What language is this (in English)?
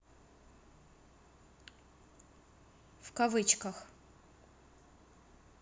Russian